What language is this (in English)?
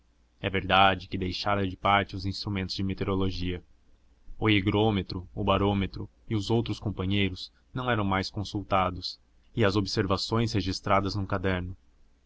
Portuguese